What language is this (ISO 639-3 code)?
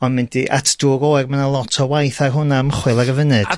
cym